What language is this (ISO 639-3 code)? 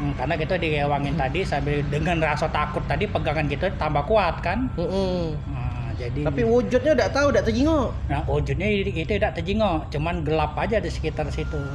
ind